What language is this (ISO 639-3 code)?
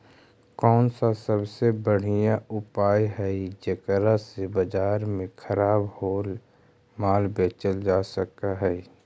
mag